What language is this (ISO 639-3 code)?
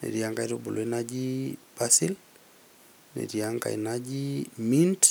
mas